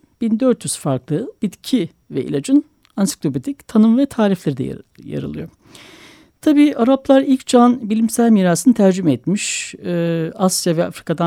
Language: Turkish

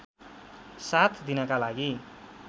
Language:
Nepali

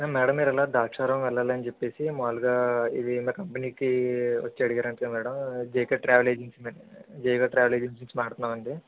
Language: Telugu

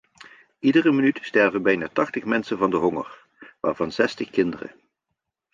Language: Dutch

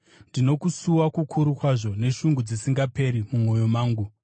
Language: Shona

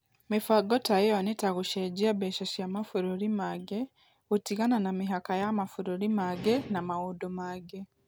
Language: Kikuyu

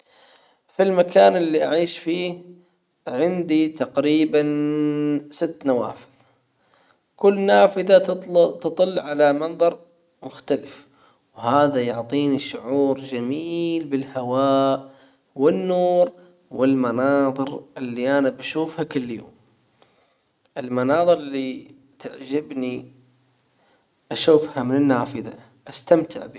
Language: Hijazi Arabic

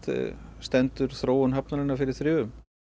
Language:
Icelandic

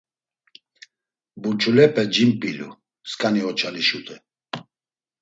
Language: Laz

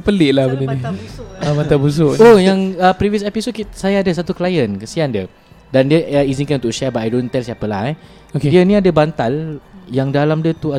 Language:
Malay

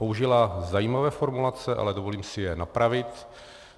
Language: Czech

